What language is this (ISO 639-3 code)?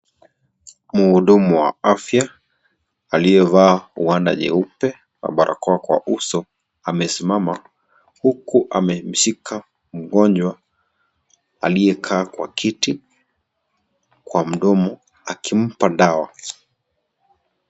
swa